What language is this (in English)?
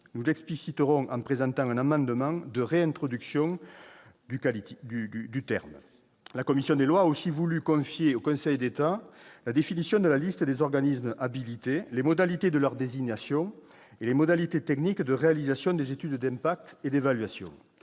French